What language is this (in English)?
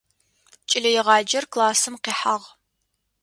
Adyghe